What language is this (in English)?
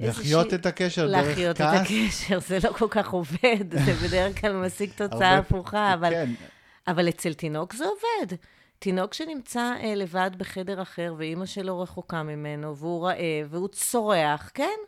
Hebrew